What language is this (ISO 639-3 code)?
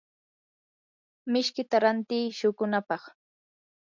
qur